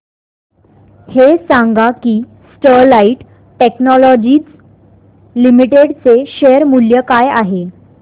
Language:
Marathi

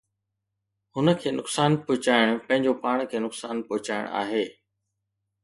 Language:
Sindhi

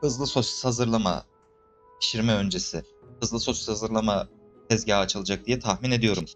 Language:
Turkish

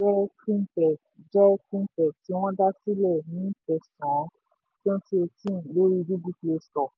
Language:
Yoruba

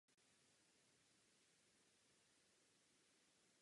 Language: Czech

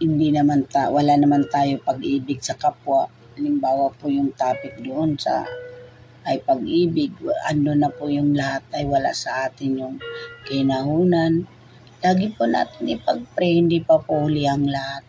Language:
Filipino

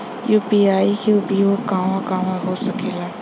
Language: Bhojpuri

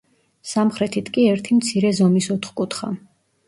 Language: Georgian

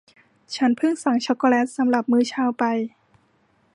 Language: Thai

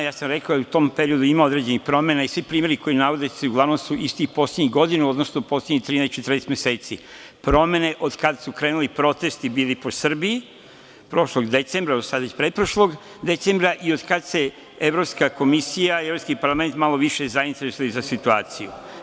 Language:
Serbian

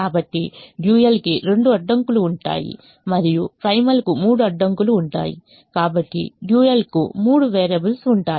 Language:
Telugu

